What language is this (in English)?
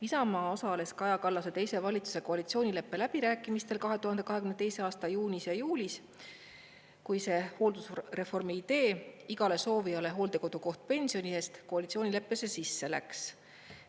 Estonian